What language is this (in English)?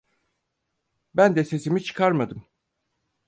Turkish